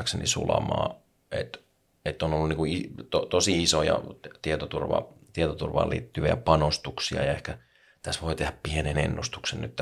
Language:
Finnish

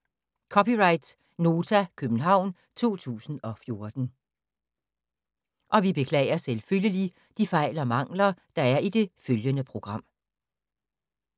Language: Danish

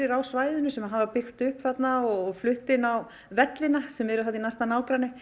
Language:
Icelandic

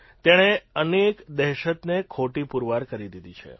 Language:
Gujarati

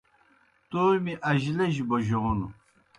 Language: Kohistani Shina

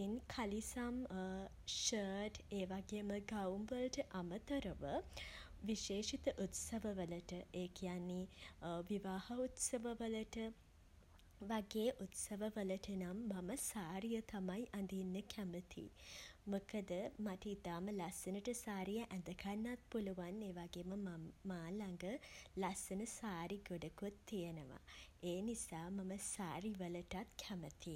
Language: Sinhala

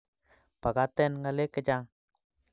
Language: Kalenjin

